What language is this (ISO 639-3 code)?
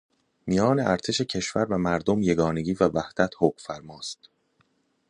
fas